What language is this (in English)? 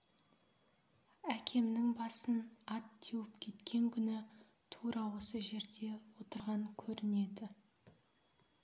Kazakh